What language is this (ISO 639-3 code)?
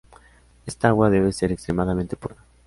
spa